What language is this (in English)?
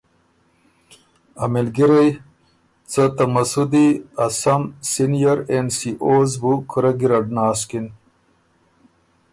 Ormuri